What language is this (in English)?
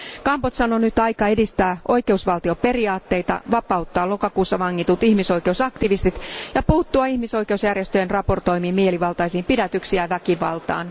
Finnish